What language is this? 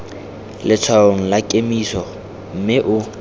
Tswana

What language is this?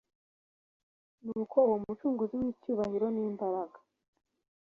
Kinyarwanda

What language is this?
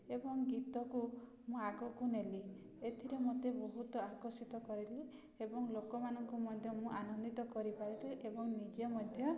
Odia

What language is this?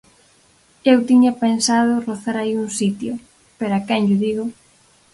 Galician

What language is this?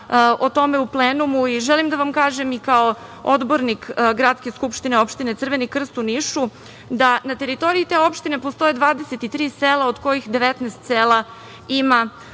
Serbian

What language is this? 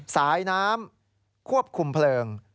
Thai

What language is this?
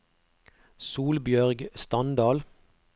Norwegian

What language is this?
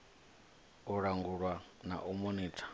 Venda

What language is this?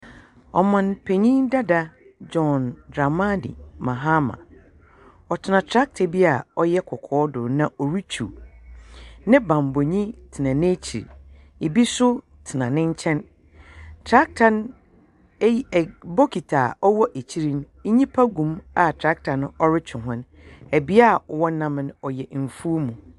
Akan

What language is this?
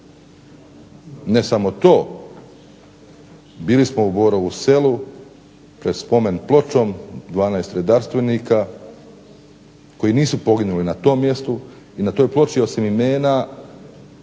Croatian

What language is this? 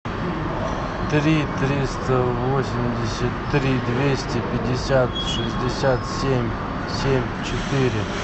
Russian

